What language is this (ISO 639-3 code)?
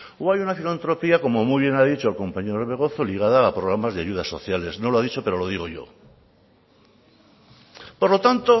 spa